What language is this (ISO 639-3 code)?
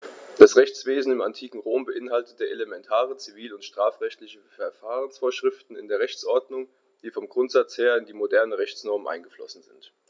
deu